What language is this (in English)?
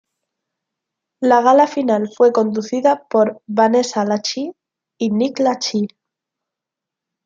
Spanish